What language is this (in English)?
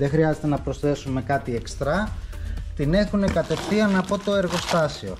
Greek